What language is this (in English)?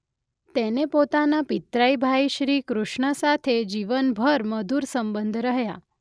Gujarati